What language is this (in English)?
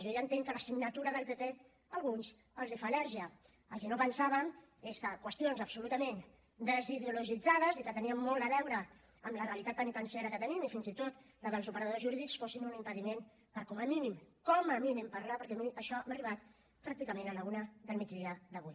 Catalan